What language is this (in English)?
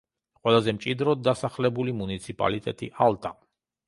Georgian